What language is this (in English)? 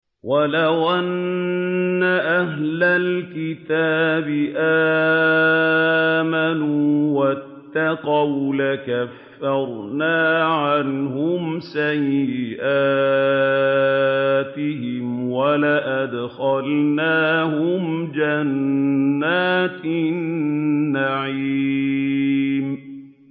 Arabic